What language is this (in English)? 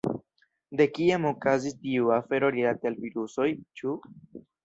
Esperanto